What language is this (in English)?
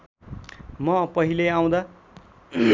Nepali